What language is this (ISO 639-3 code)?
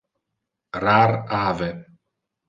ina